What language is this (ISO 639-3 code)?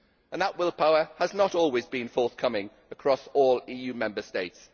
eng